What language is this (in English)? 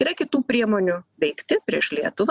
Lithuanian